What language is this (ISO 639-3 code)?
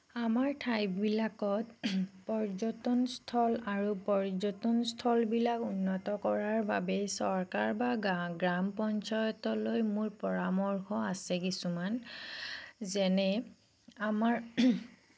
asm